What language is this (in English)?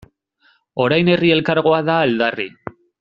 Basque